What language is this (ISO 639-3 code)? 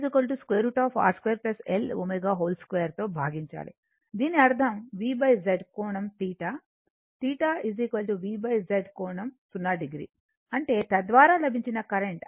tel